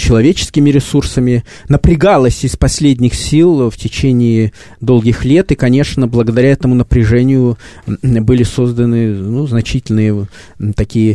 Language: Russian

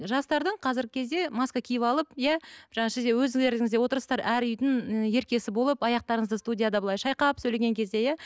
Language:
Kazakh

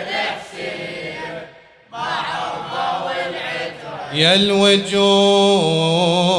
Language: Arabic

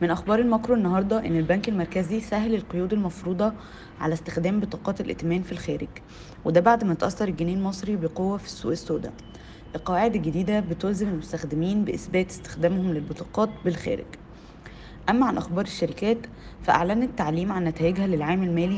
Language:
Arabic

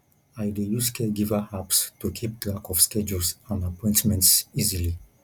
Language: Nigerian Pidgin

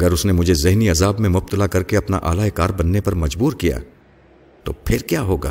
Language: Urdu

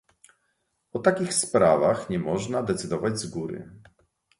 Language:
Polish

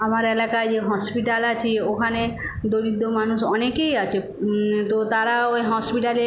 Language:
Bangla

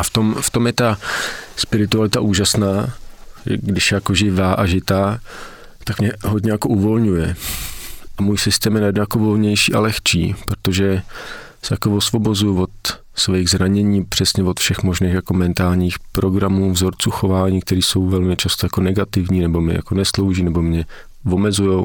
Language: Czech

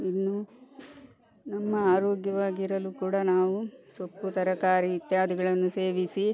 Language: Kannada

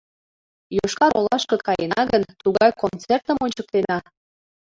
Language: Mari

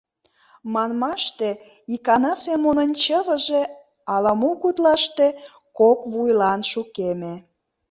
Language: Mari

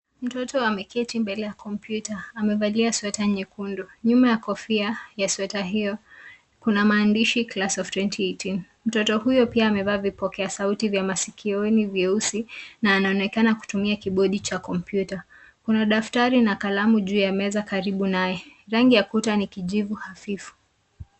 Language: Swahili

